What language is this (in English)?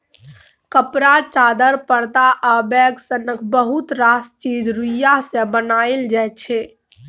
Maithili